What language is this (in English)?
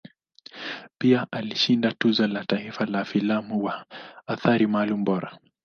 Swahili